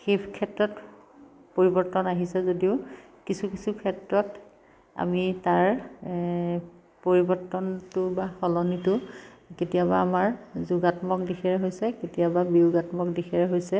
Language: Assamese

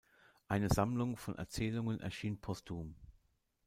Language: German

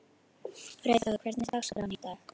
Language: Icelandic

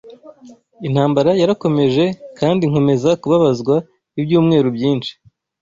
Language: Kinyarwanda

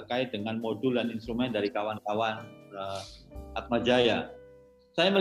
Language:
Indonesian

